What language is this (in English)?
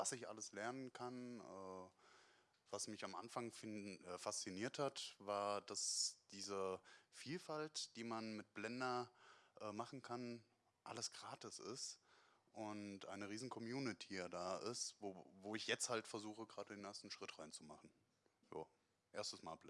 German